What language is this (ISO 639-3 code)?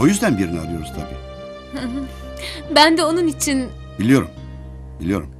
tur